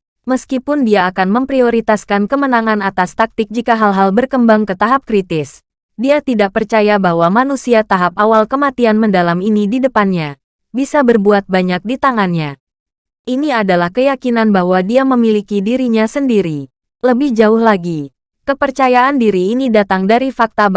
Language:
Indonesian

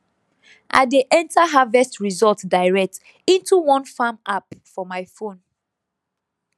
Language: Nigerian Pidgin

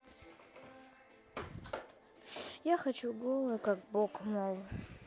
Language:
Russian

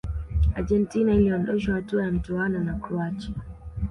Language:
Swahili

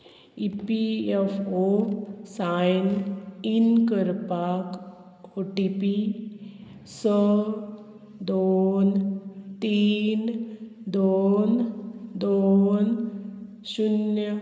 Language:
Konkani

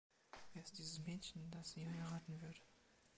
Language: German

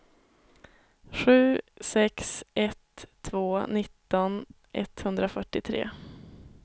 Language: Swedish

